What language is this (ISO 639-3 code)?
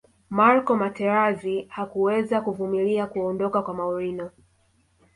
swa